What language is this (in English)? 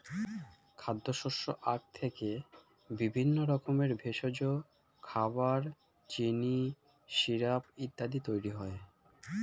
Bangla